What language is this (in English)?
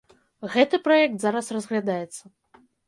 Belarusian